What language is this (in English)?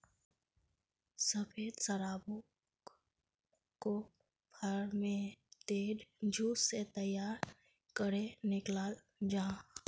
Magahi